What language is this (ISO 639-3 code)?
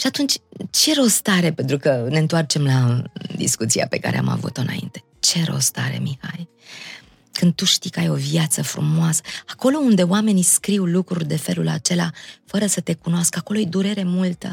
ron